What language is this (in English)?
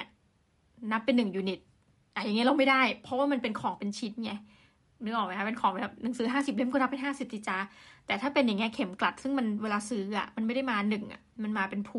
Thai